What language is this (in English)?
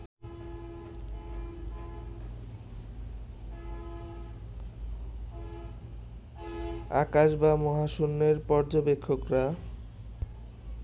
Bangla